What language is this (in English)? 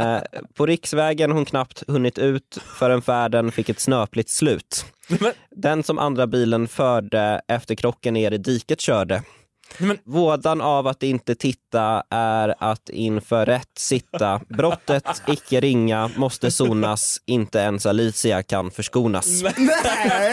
Swedish